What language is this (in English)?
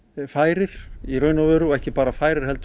Icelandic